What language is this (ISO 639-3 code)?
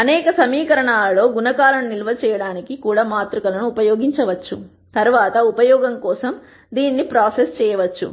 tel